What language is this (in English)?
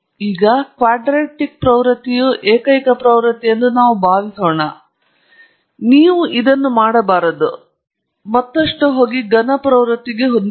Kannada